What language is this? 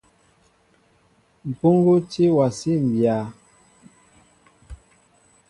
Mbo (Cameroon)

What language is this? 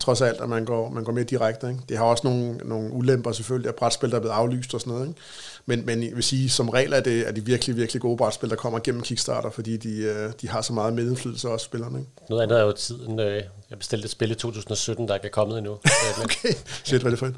Danish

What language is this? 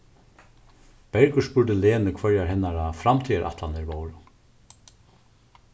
Faroese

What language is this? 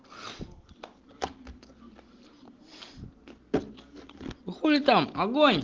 Russian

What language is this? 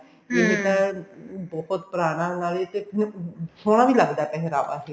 Punjabi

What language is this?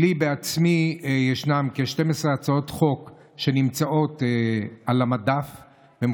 Hebrew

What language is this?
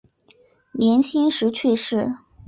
Chinese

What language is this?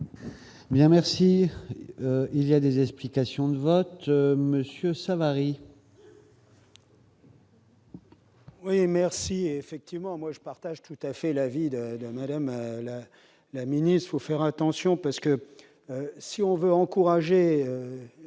French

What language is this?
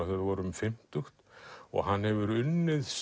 Icelandic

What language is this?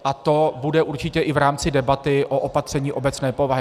Czech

